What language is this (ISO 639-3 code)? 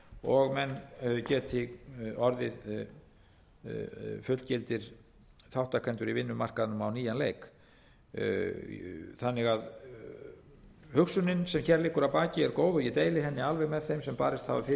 isl